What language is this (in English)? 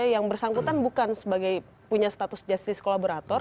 Indonesian